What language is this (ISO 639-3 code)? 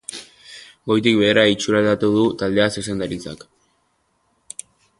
eus